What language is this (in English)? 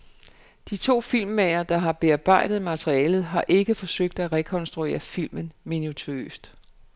Danish